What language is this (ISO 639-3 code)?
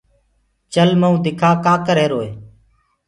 ggg